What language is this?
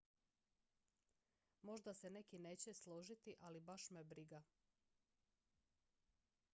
Croatian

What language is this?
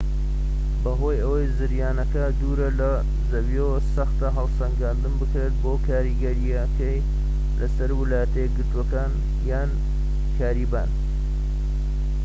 Central Kurdish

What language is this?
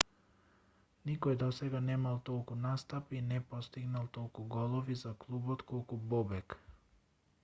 Macedonian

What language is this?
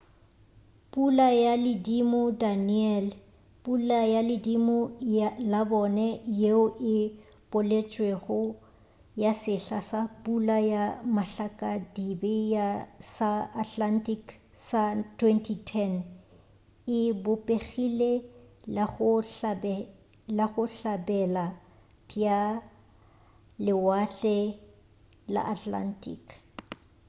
Northern Sotho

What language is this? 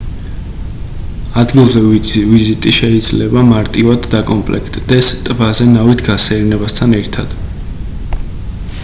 Georgian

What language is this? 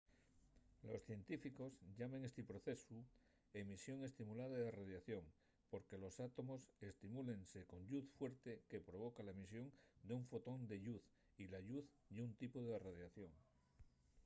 Asturian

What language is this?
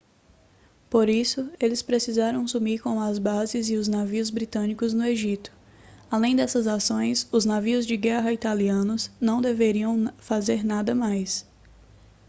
Portuguese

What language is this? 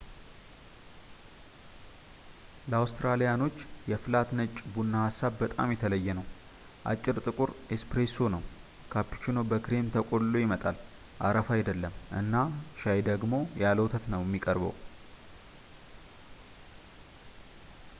Amharic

